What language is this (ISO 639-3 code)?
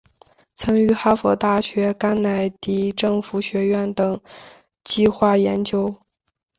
zho